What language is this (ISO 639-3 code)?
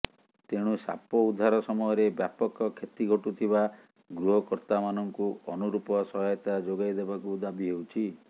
ori